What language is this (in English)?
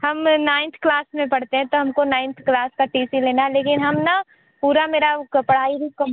Hindi